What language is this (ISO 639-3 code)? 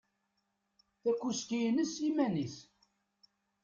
kab